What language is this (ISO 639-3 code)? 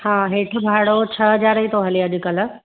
snd